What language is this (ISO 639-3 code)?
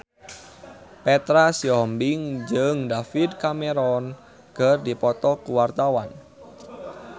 sun